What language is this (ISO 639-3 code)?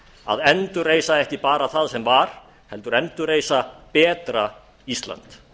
isl